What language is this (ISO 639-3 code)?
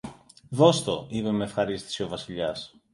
ell